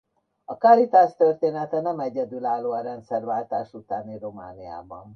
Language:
Hungarian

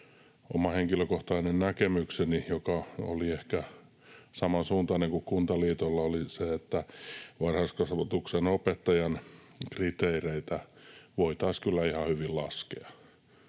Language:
Finnish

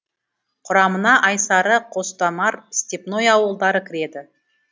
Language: Kazakh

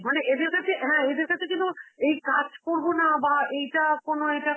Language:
Bangla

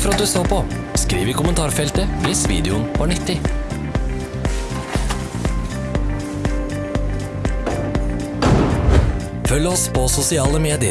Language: Norwegian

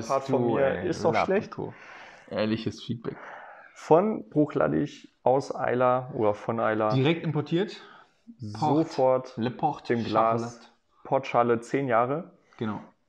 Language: German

